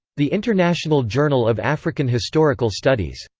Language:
English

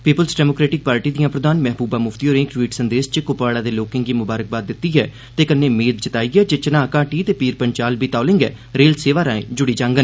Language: Dogri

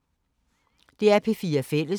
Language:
Danish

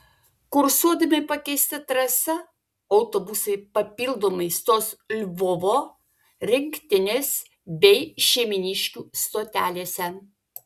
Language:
Lithuanian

